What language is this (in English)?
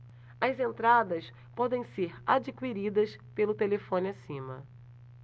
Portuguese